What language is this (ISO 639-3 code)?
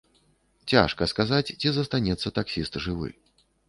bel